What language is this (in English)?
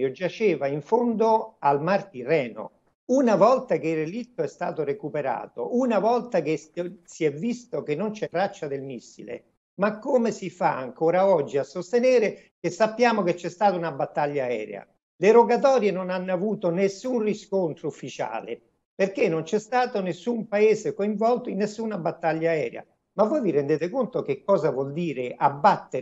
Italian